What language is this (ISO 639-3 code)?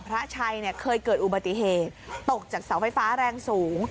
tha